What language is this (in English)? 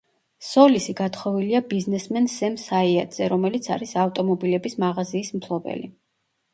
Georgian